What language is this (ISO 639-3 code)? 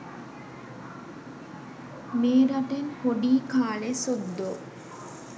sin